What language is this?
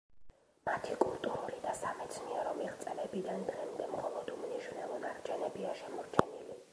Georgian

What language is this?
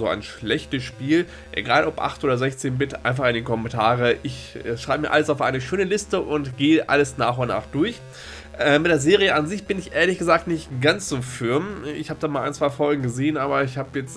German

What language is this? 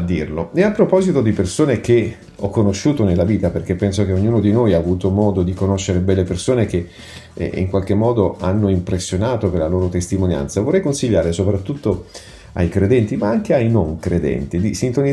Italian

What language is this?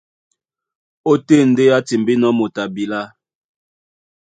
Duala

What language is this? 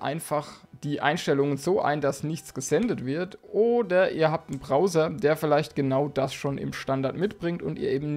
German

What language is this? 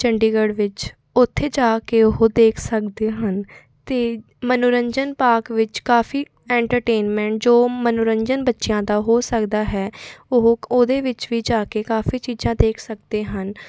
Punjabi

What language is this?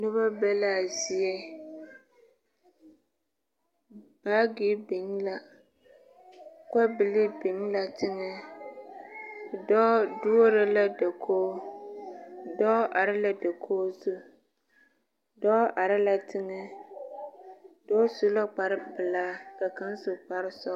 Southern Dagaare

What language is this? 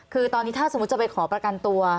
Thai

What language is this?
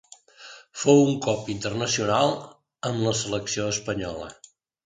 Catalan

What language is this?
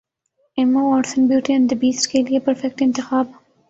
Urdu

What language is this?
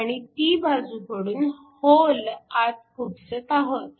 Marathi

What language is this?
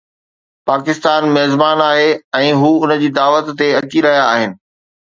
Sindhi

